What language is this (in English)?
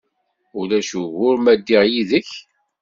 Kabyle